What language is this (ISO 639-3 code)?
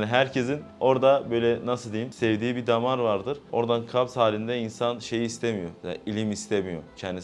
tur